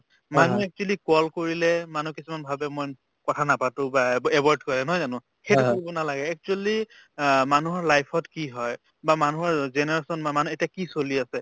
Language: Assamese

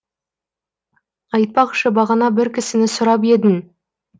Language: Kazakh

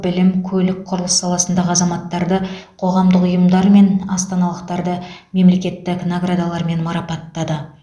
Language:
Kazakh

